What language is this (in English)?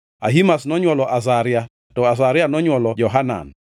Luo (Kenya and Tanzania)